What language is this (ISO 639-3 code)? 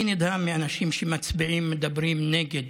heb